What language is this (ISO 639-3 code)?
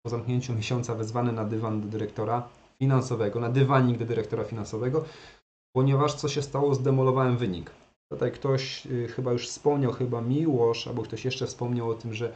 pol